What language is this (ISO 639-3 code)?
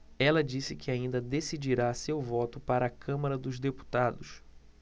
por